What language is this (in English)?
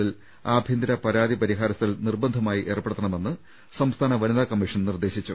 Malayalam